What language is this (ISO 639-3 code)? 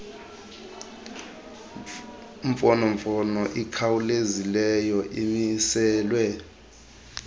xho